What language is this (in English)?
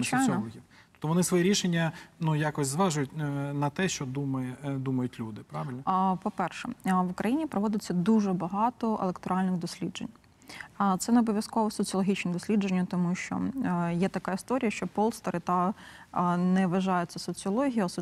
Ukrainian